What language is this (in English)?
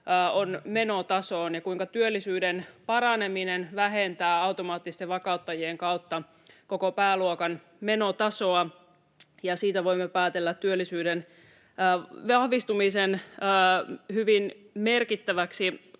Finnish